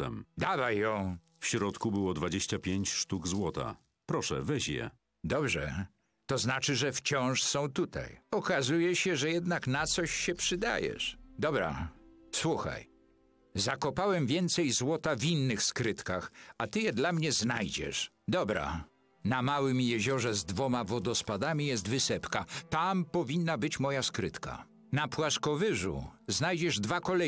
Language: Polish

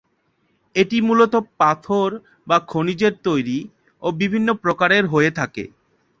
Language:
Bangla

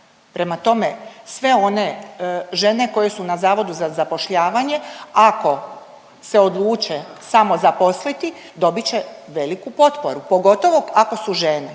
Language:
Croatian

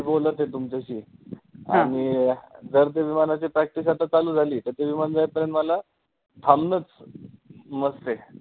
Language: Marathi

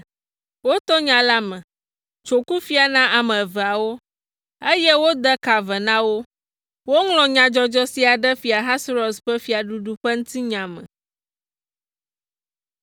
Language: Ewe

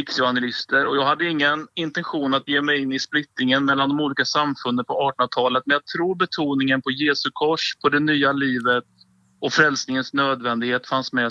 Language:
Swedish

